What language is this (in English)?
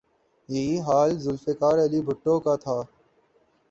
Urdu